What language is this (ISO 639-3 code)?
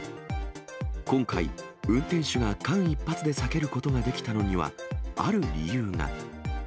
jpn